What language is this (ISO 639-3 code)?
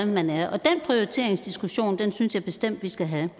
dan